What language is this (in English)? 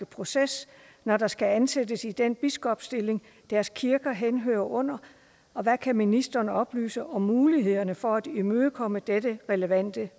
Danish